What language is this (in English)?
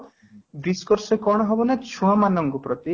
Odia